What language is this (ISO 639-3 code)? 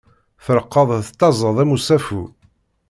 kab